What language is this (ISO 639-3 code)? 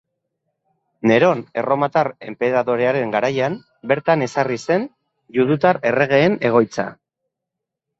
eus